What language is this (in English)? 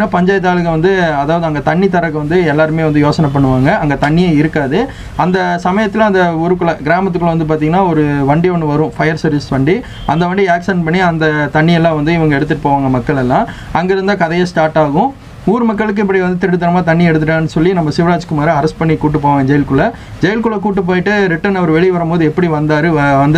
Korean